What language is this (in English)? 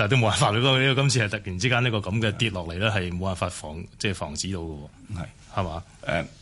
Chinese